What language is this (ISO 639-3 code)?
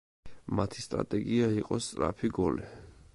kat